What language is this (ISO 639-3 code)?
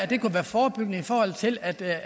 dan